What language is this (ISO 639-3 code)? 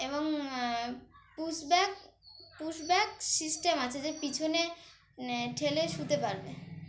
ben